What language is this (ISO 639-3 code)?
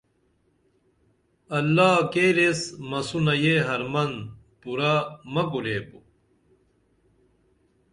dml